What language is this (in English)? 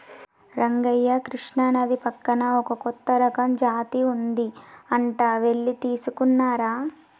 Telugu